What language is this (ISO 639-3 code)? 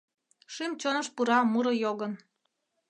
chm